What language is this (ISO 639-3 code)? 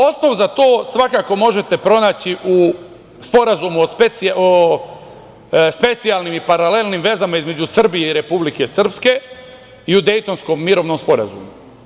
srp